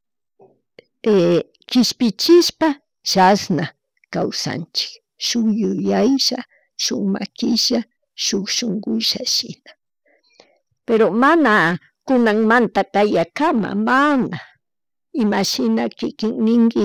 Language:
Chimborazo Highland Quichua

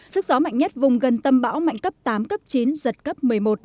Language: Vietnamese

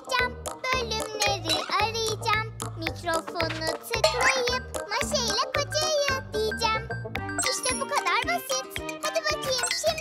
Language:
Turkish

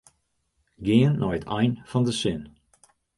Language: Western Frisian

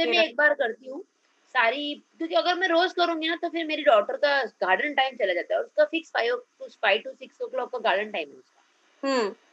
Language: Hindi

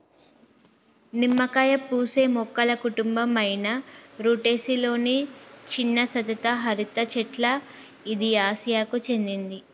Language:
Telugu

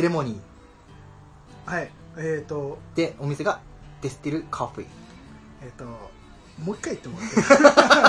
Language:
Japanese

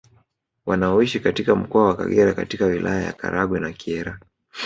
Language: Swahili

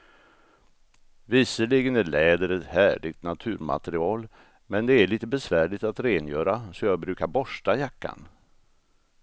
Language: Swedish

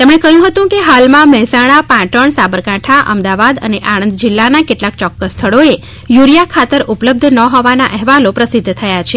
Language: Gujarati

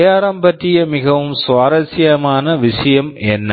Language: Tamil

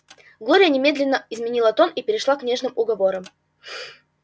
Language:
Russian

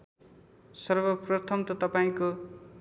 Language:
Nepali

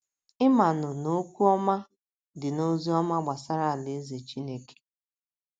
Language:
Igbo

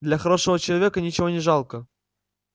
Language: Russian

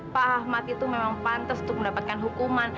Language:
Indonesian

